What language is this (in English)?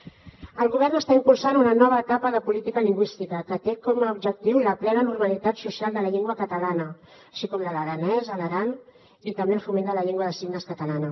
Catalan